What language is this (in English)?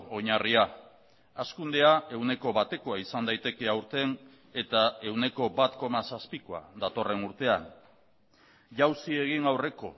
Basque